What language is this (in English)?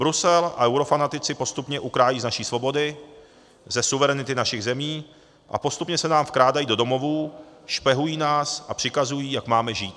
Czech